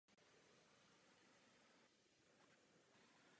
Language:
Czech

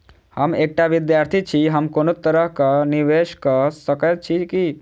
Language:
Maithili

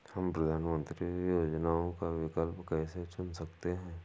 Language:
Hindi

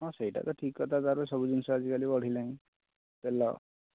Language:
Odia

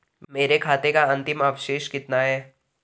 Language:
Hindi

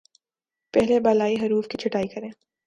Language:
Urdu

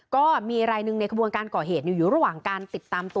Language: Thai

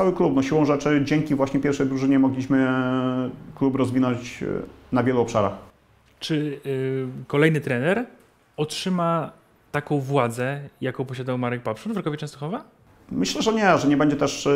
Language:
Polish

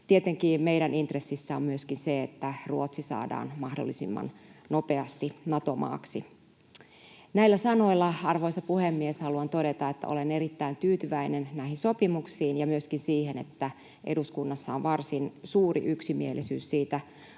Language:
Finnish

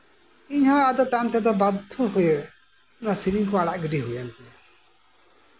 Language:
Santali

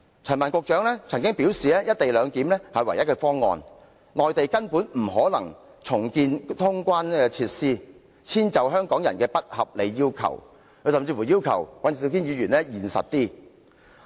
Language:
Cantonese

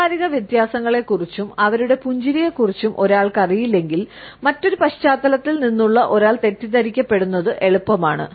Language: Malayalam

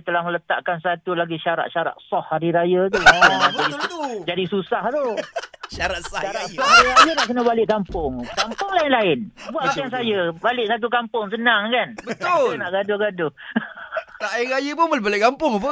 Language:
Malay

